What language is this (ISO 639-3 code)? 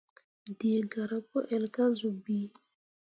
mua